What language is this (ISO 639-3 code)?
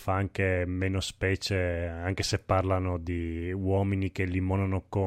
ita